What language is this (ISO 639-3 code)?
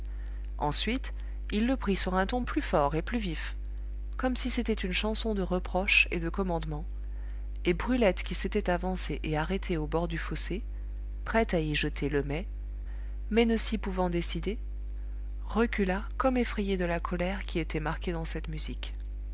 fra